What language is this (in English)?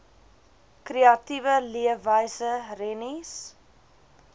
Afrikaans